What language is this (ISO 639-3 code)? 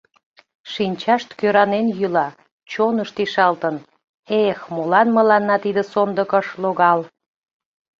chm